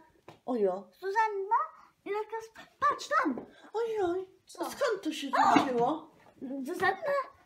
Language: Polish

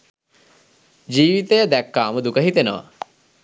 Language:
Sinhala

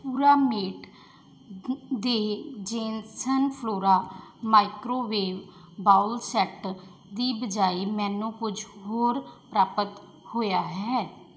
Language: Punjabi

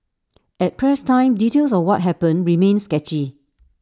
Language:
English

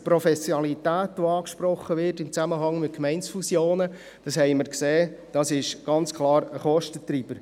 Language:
Swiss German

